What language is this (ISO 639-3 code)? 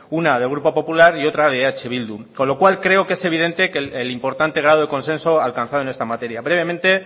spa